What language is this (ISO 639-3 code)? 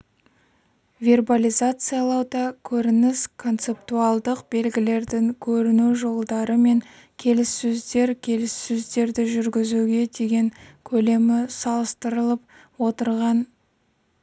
kaz